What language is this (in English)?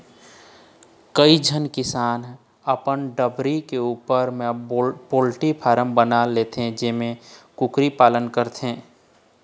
Chhattisgarhi